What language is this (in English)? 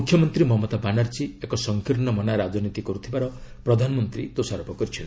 Odia